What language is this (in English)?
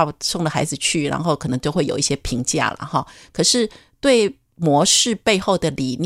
Chinese